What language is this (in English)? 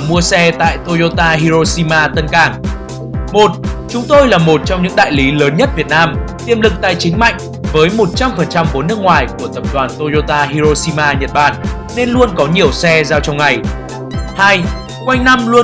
Vietnamese